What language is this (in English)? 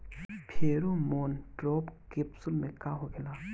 Bhojpuri